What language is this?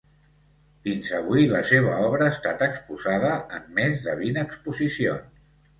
Catalan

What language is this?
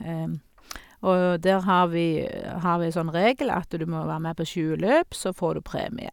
Norwegian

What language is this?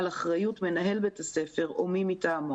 Hebrew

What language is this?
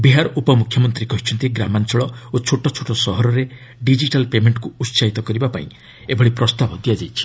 Odia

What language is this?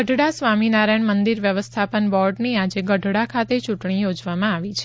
Gujarati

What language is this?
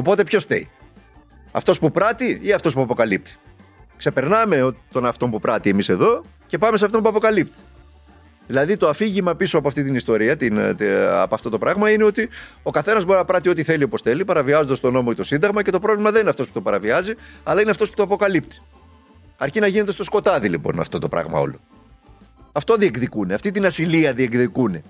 Greek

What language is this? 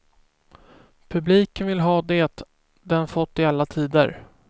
Swedish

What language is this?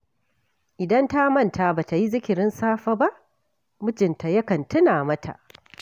Hausa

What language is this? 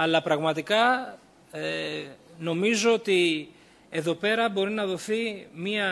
Greek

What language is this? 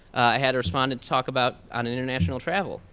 English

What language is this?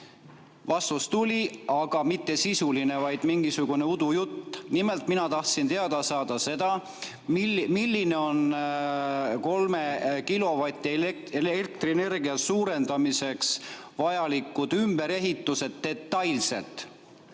Estonian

